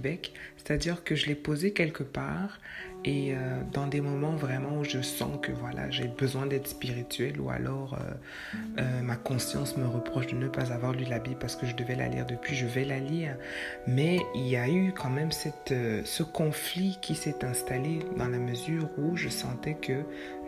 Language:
French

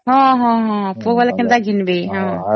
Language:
Odia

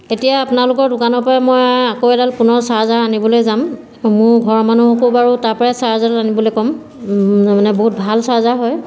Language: Assamese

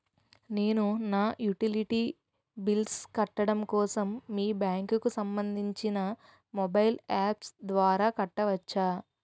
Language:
Telugu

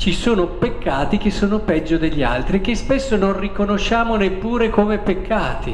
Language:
Italian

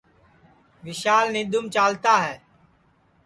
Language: Sansi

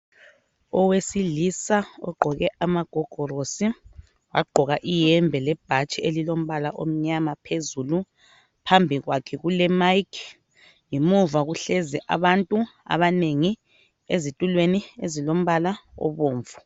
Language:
North Ndebele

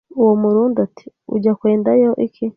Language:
Kinyarwanda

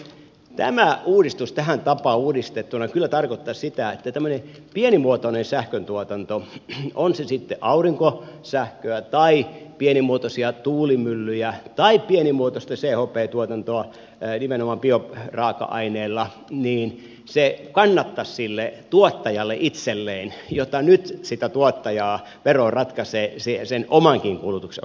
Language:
Finnish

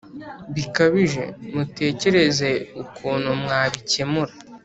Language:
Kinyarwanda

